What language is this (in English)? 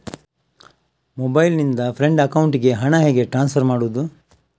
Kannada